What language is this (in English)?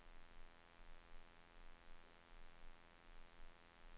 Swedish